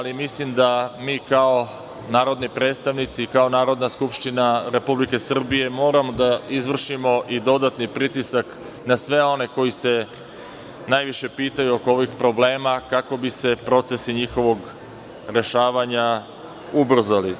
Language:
Serbian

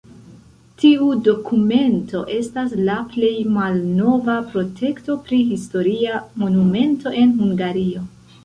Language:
Esperanto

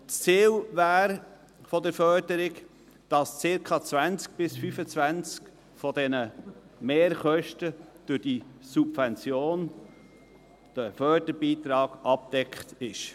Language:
Swiss German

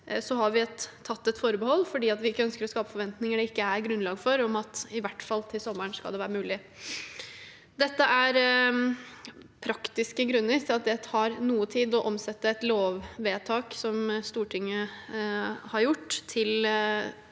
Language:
Norwegian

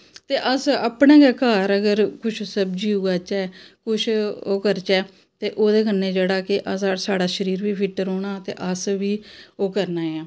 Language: Dogri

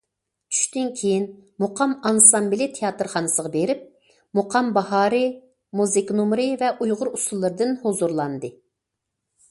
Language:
Uyghur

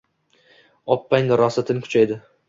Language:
Uzbek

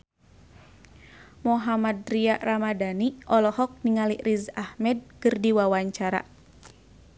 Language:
Sundanese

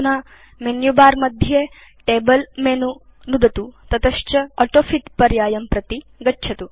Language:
Sanskrit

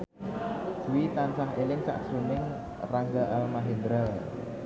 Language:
Javanese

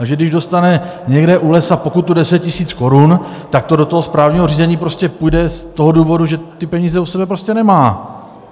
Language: Czech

